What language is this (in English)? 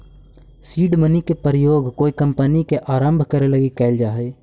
Magahi